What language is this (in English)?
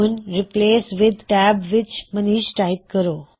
Punjabi